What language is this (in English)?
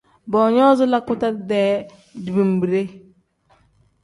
Tem